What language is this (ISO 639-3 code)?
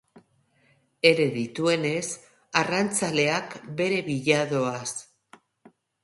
eus